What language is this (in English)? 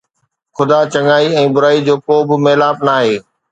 Sindhi